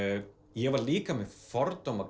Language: Icelandic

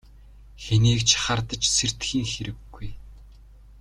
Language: Mongolian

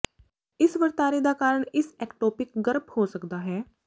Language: Punjabi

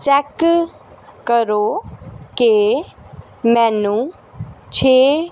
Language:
Punjabi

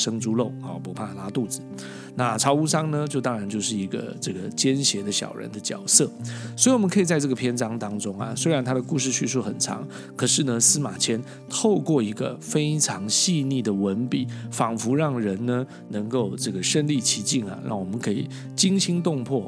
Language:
Chinese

